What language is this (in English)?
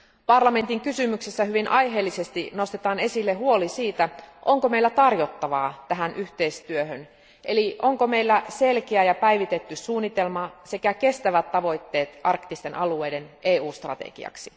Finnish